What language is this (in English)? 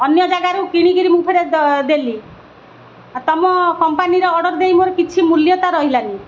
Odia